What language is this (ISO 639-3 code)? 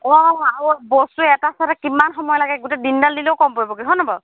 asm